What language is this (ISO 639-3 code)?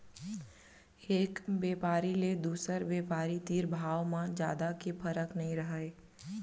hne